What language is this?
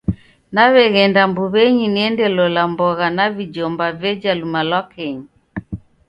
Taita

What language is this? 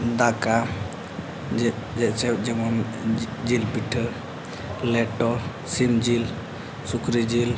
Santali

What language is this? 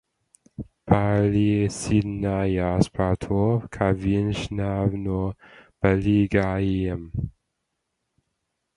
Latvian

